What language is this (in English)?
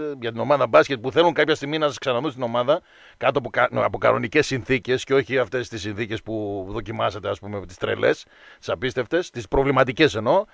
Greek